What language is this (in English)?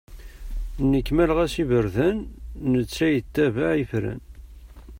Kabyle